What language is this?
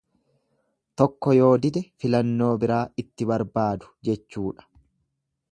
Oromo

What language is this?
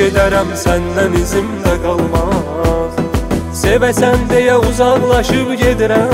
Turkish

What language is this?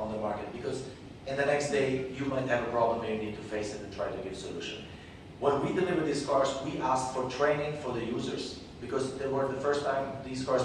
English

